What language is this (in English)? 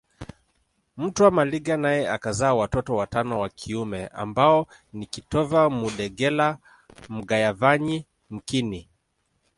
Swahili